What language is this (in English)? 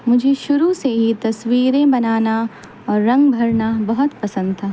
Urdu